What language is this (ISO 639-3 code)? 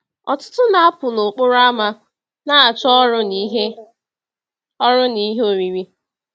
ibo